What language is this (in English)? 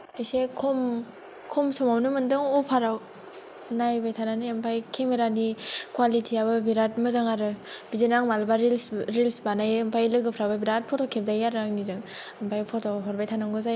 Bodo